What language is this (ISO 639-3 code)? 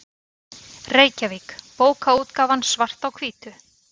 isl